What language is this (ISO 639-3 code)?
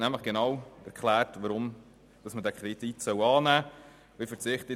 gsw